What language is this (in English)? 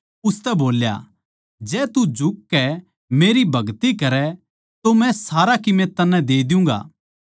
Haryanvi